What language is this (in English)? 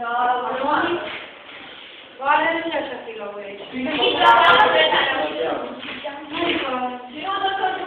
Romanian